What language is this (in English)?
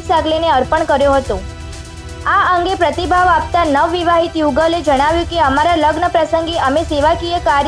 Hindi